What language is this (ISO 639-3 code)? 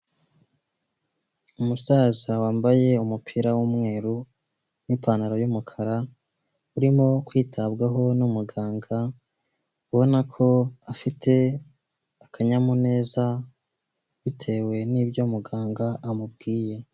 kin